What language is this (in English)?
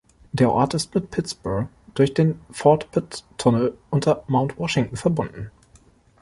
German